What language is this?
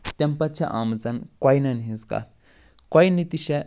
Kashmiri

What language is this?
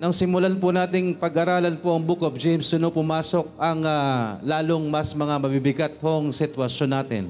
Filipino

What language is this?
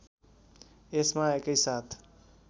Nepali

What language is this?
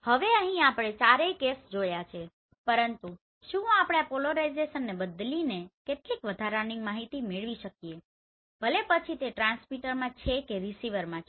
Gujarati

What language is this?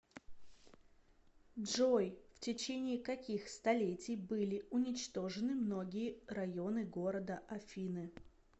Russian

